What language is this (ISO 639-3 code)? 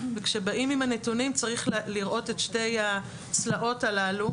heb